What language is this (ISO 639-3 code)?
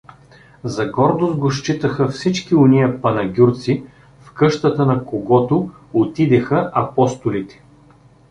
bul